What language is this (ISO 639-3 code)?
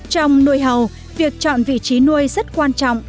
vie